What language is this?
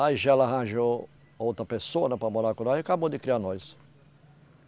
Portuguese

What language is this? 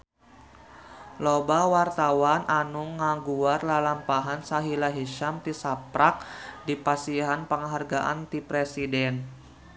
Sundanese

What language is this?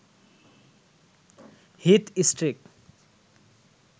Bangla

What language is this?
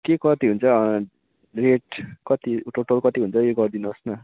Nepali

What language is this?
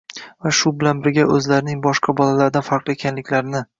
Uzbek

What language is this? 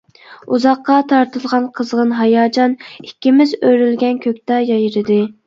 Uyghur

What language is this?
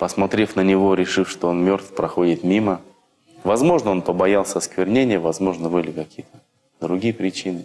Russian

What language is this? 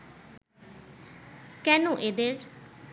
Bangla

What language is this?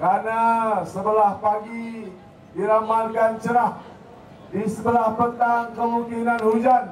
Malay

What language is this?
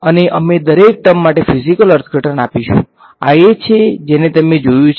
Gujarati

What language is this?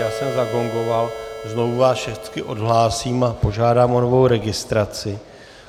Czech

